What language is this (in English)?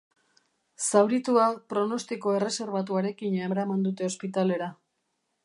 Basque